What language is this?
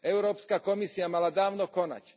Slovak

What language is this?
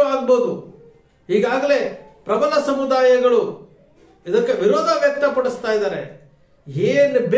Kannada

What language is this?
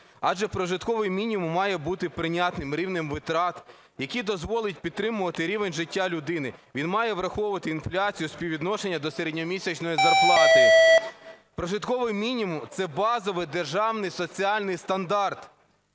Ukrainian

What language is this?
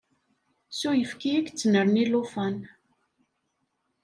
Kabyle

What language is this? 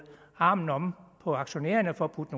Danish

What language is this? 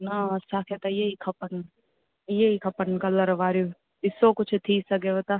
Sindhi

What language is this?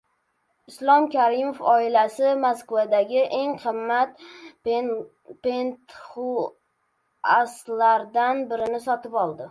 Uzbek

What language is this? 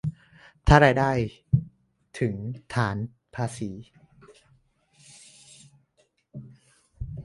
Thai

